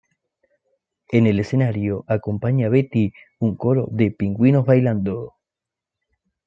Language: Spanish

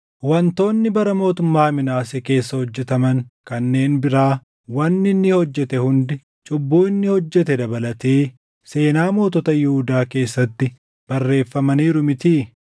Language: Oromo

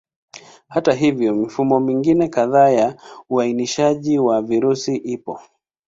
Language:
Swahili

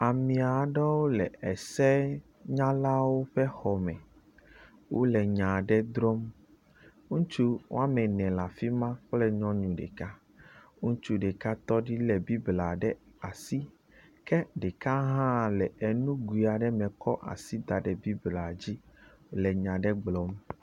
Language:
Ewe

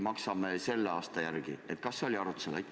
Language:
Estonian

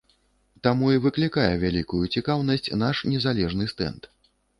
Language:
Belarusian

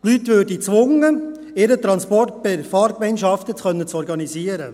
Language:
Swiss German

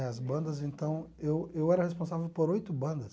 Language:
Portuguese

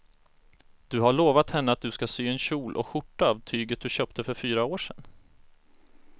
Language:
Swedish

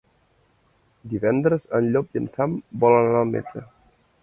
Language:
Catalan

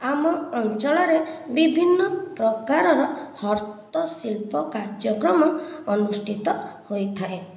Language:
Odia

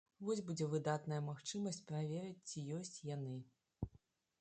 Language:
Belarusian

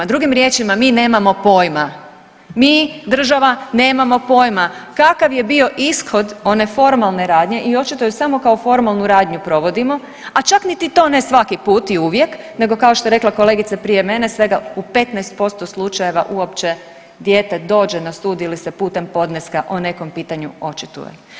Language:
Croatian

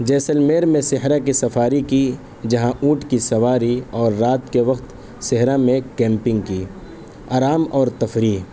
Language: Urdu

